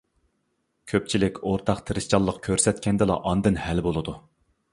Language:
Uyghur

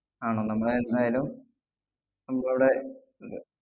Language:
Malayalam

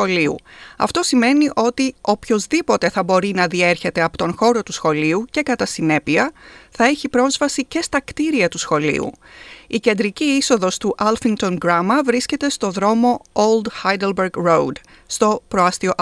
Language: Greek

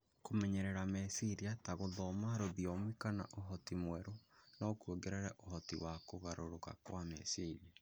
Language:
Kikuyu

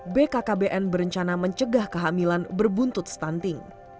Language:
Indonesian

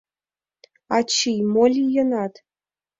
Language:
Mari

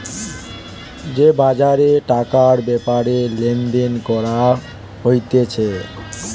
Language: Bangla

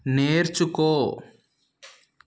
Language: Telugu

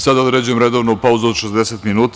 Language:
Serbian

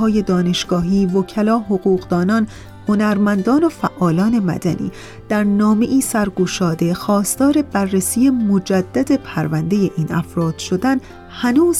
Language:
Persian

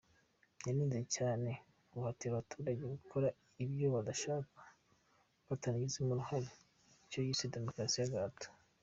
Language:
Kinyarwanda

